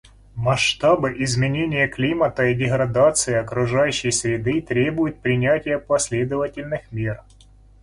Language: Russian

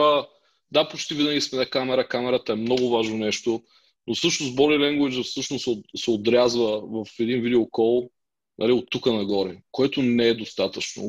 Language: Bulgarian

